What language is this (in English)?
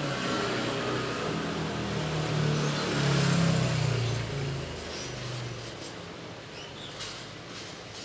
Indonesian